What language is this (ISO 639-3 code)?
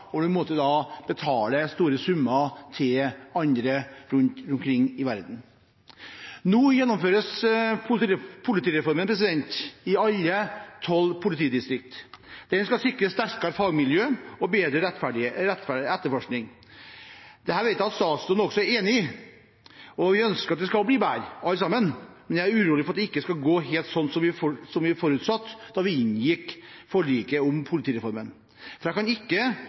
nob